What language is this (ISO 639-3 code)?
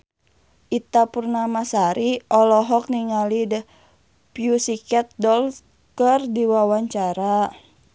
sun